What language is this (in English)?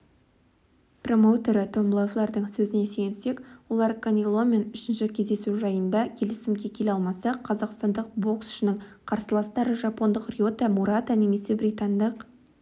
Kazakh